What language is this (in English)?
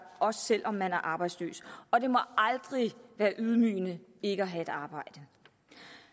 Danish